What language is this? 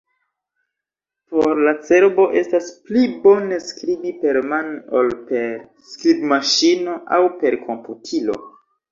Esperanto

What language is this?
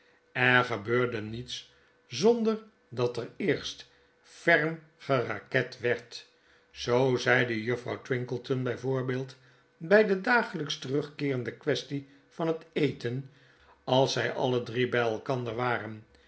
Dutch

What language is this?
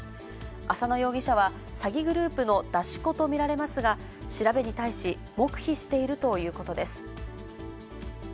Japanese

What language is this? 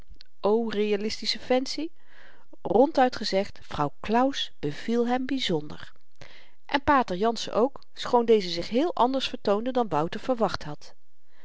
Dutch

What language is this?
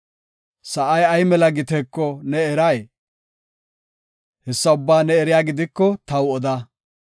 Gofa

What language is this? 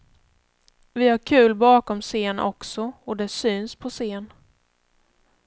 Swedish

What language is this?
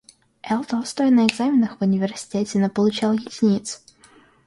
Russian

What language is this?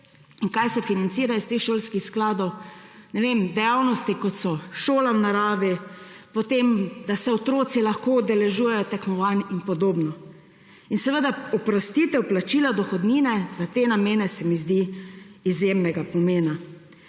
Slovenian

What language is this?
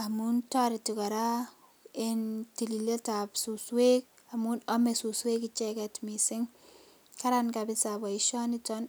Kalenjin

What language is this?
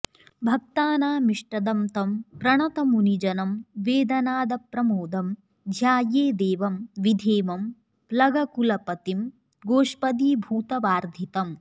Sanskrit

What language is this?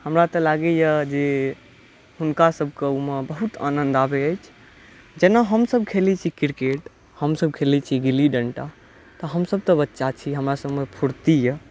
Maithili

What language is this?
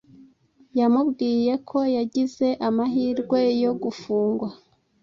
Kinyarwanda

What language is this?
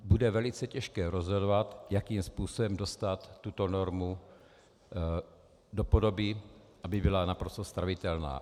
Czech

